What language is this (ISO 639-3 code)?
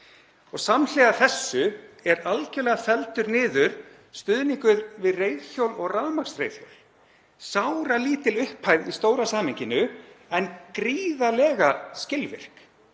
isl